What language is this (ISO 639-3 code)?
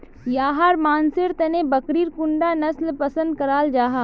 mag